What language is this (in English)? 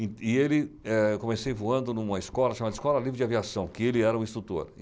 Portuguese